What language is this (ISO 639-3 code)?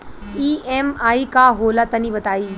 bho